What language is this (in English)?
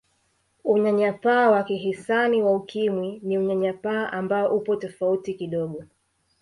Swahili